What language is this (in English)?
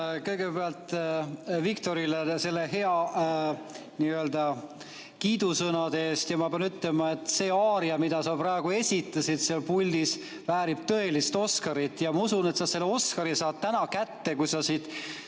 Estonian